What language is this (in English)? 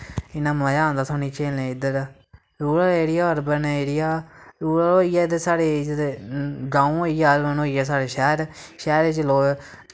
Dogri